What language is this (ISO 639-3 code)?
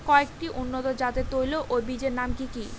ben